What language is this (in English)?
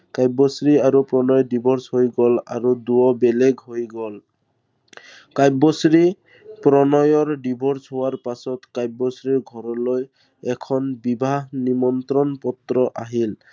Assamese